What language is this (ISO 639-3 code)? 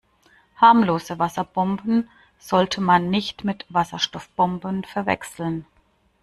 deu